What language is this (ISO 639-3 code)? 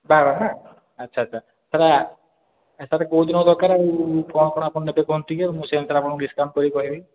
ori